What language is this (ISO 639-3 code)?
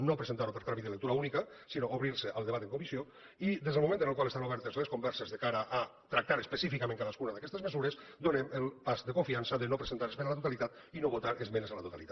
cat